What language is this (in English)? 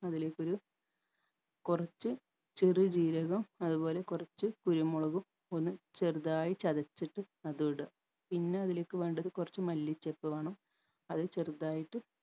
Malayalam